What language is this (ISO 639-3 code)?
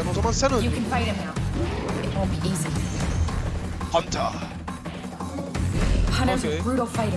tur